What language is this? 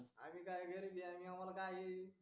Marathi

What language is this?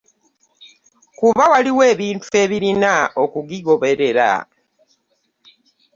Ganda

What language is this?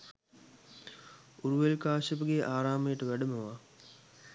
Sinhala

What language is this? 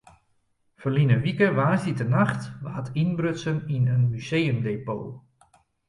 Western Frisian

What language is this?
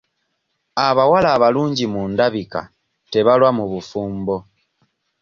Ganda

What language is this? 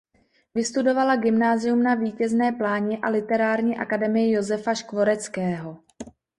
Czech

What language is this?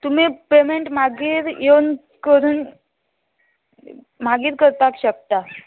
Konkani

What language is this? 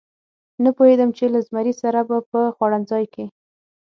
Pashto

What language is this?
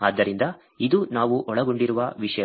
Kannada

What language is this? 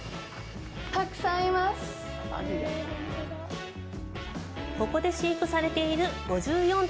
Japanese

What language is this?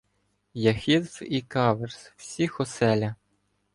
Ukrainian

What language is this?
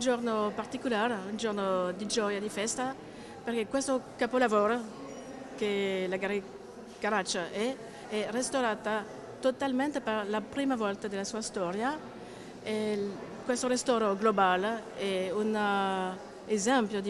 Italian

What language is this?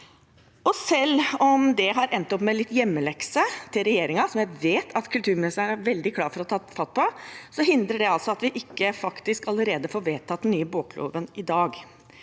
Norwegian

